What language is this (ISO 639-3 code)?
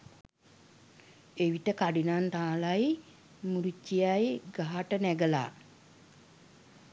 sin